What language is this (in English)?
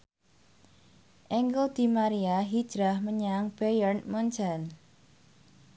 Javanese